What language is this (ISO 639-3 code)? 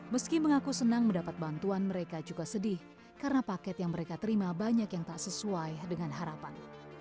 ind